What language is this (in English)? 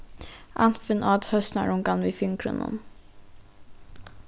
Faroese